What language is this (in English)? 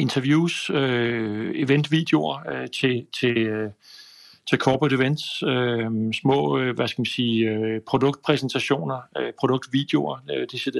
Danish